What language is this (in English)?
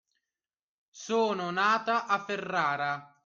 Italian